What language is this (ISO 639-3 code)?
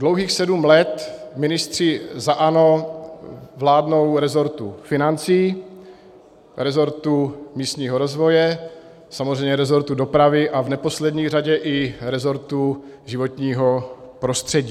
ces